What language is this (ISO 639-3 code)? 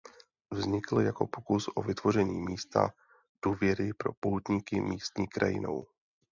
ces